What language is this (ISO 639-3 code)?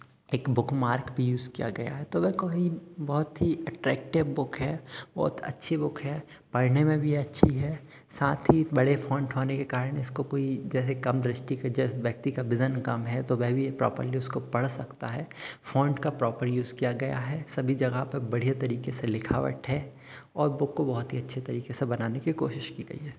hin